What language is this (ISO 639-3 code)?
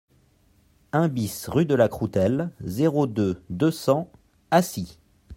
fra